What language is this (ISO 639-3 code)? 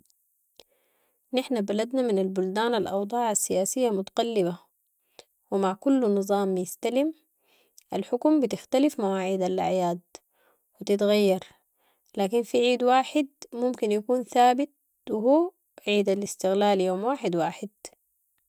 apd